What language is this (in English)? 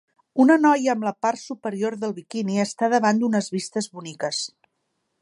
Catalan